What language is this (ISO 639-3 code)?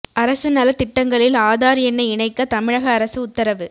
tam